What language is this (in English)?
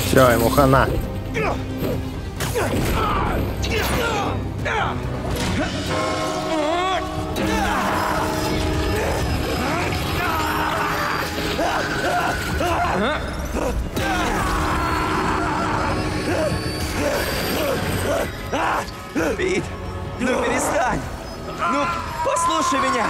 Russian